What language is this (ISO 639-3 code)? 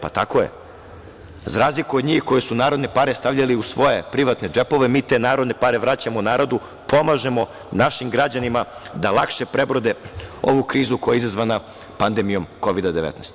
srp